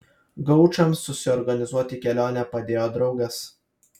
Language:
Lithuanian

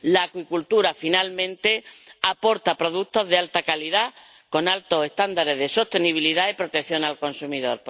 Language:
Spanish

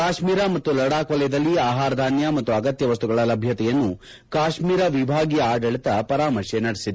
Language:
Kannada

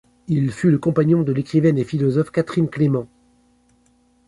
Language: French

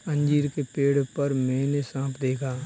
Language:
Hindi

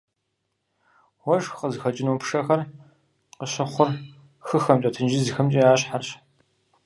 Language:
Kabardian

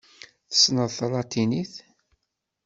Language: Kabyle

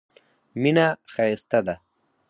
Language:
Pashto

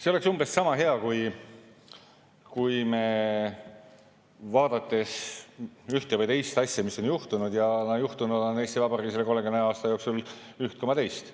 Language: Estonian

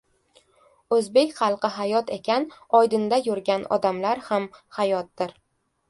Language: Uzbek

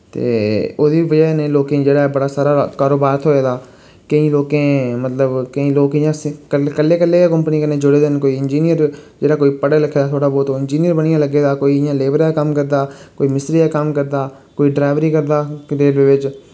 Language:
Dogri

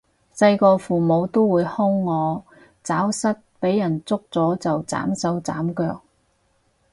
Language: Cantonese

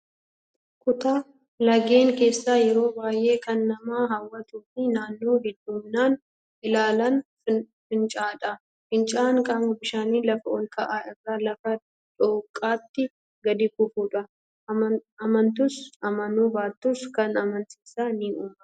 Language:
Oromo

